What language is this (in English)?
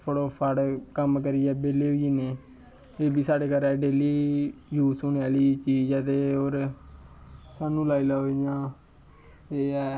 Dogri